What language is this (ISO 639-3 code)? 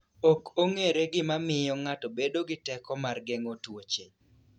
luo